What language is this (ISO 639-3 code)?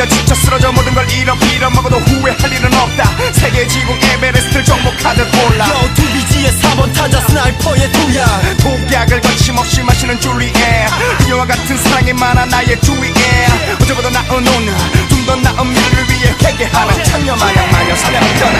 kor